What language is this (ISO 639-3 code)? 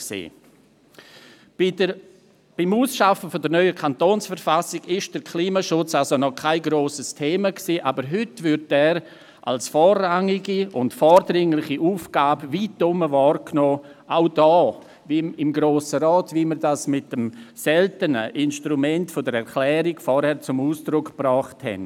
gsw